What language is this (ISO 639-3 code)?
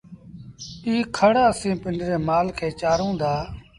sbn